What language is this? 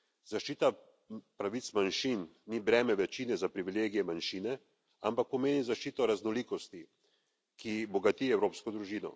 Slovenian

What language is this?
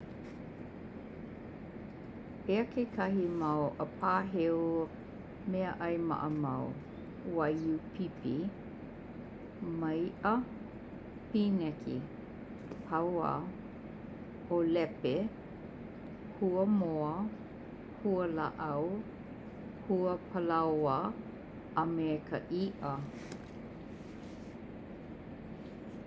Hawaiian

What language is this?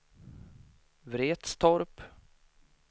Swedish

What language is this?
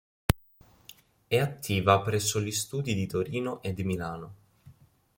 Italian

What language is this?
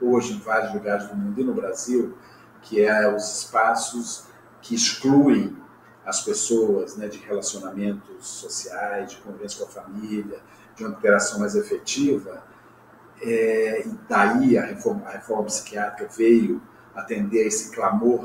Portuguese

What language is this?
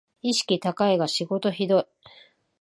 Japanese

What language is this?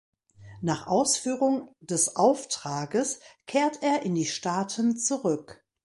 German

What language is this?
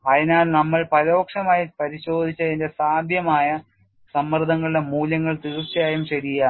Malayalam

